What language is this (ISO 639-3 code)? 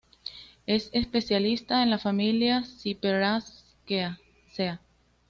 spa